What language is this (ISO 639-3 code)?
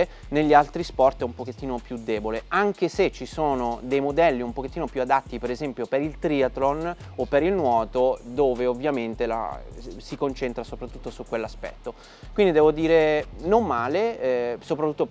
ita